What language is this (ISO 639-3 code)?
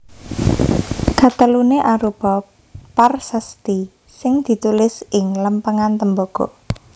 jav